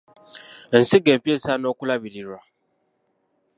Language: Ganda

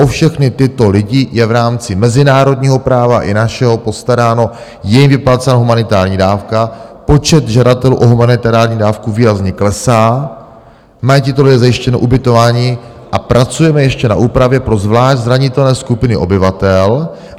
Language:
Czech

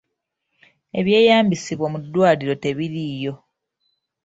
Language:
Ganda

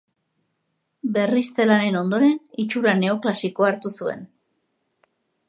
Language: Basque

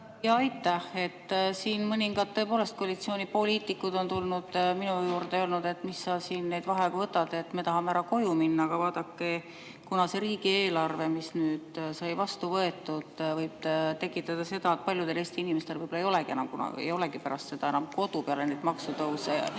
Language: Estonian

